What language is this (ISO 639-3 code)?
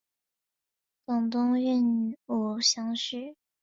zho